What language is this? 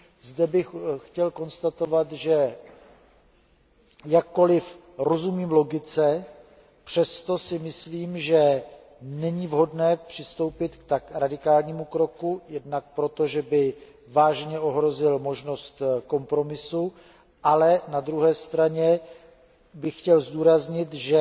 Czech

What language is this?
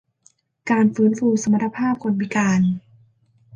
Thai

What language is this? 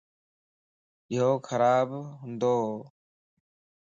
Lasi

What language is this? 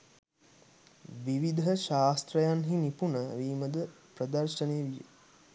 Sinhala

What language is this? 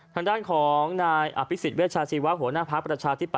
Thai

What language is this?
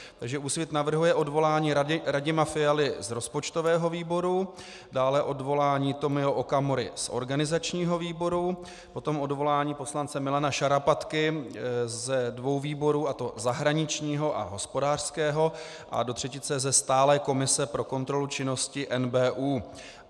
Czech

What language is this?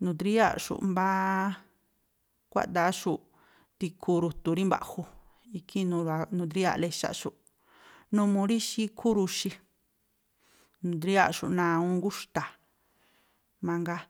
Tlacoapa Me'phaa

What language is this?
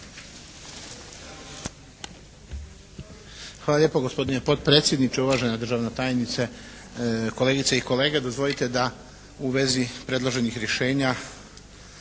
Croatian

